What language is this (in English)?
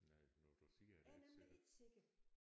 Danish